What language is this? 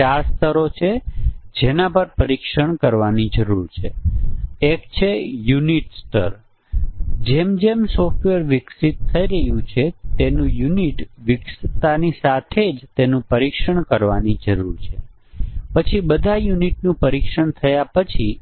Gujarati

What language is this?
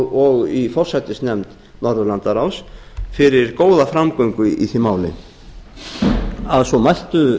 Icelandic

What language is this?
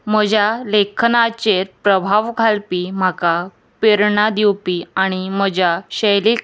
Konkani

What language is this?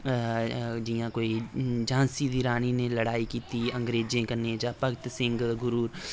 Dogri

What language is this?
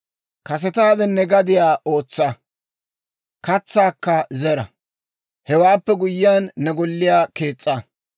Dawro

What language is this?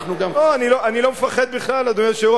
Hebrew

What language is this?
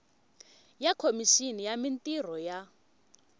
Tsonga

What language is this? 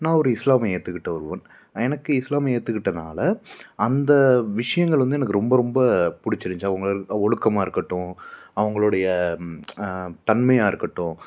Tamil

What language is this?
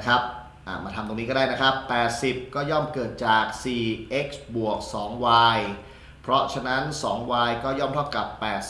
Thai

